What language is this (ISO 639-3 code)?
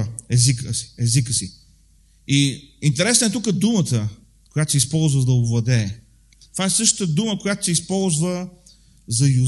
bul